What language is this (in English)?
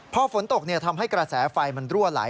Thai